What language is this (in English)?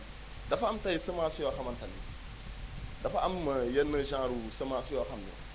Wolof